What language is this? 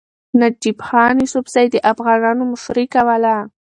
Pashto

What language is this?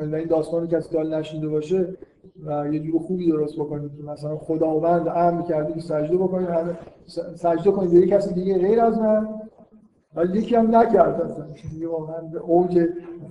Persian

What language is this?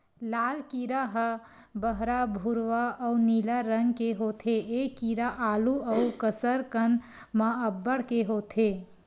Chhattisgarhi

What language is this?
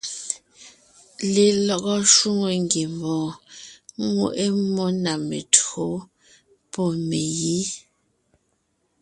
Ngiemboon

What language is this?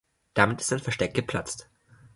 German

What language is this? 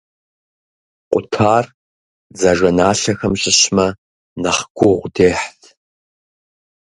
Kabardian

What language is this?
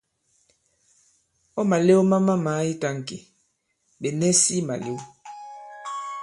Bankon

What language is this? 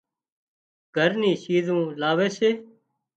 Wadiyara Koli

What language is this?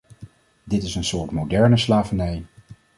Dutch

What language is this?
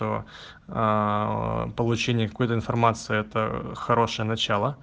Russian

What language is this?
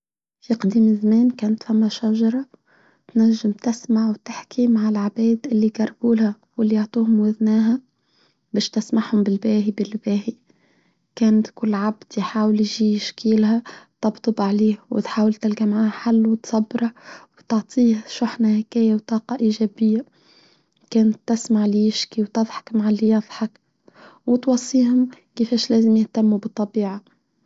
Tunisian Arabic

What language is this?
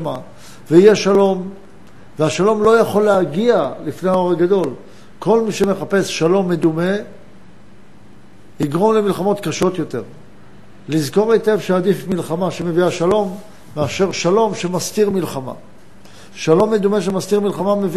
Hebrew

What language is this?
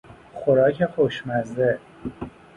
Persian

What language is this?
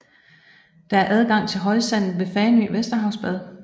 Danish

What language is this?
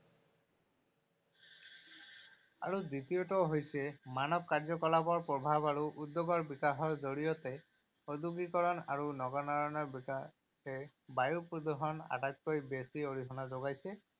Assamese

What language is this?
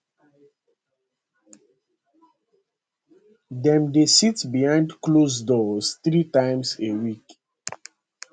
Nigerian Pidgin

